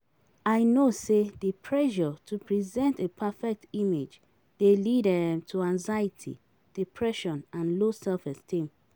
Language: Nigerian Pidgin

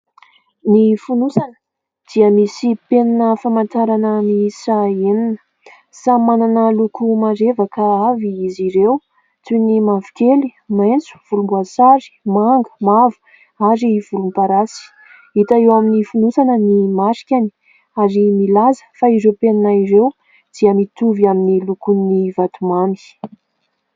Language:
Malagasy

